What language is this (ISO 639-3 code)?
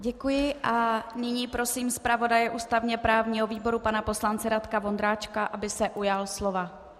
ces